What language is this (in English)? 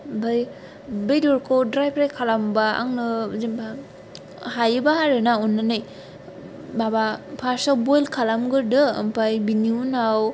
Bodo